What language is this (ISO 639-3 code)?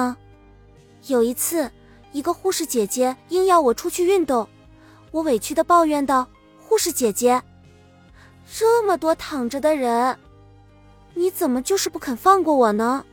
zho